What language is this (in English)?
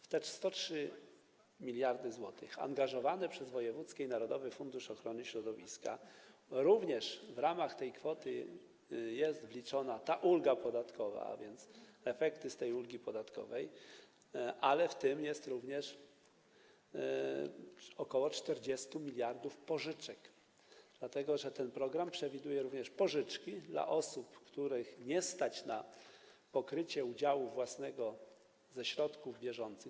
Polish